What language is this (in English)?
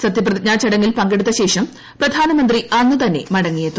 Malayalam